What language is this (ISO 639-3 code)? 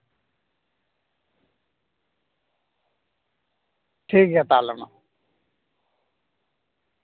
sat